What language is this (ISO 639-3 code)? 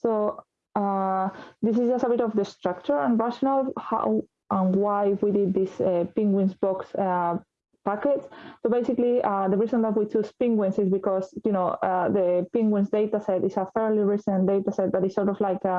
eng